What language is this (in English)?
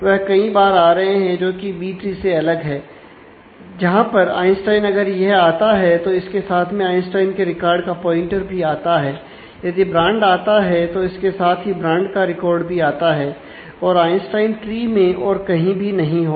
Hindi